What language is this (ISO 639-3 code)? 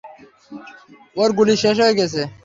ben